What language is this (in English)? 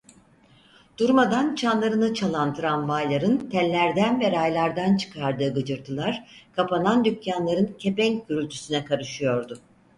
Turkish